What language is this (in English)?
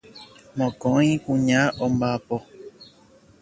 Guarani